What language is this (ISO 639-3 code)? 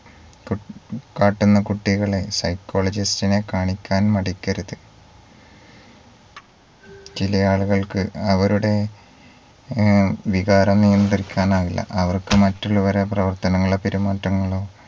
mal